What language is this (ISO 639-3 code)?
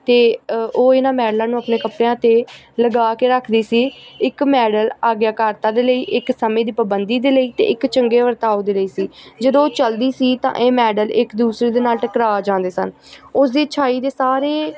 pan